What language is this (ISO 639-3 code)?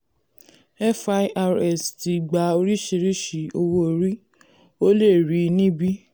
yor